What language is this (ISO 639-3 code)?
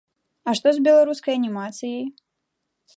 bel